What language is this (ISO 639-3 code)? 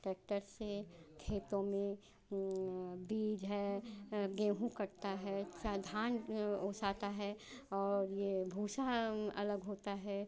hin